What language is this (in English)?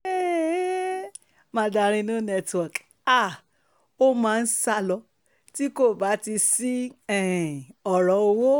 Yoruba